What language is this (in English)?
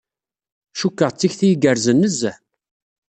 Kabyle